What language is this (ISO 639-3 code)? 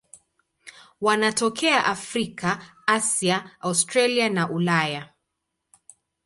swa